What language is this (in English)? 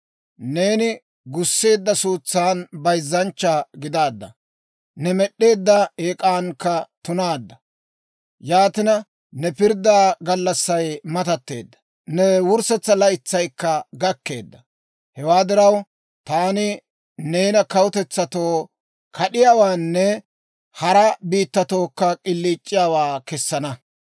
Dawro